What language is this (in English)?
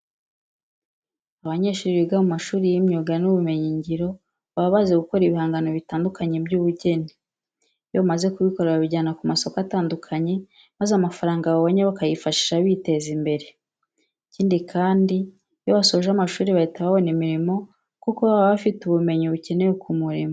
Kinyarwanda